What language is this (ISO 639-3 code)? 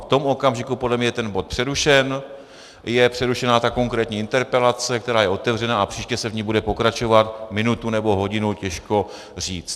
ces